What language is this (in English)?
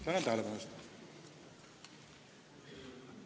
Estonian